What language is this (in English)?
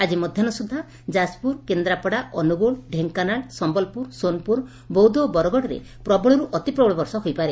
Odia